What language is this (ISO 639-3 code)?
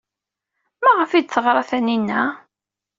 kab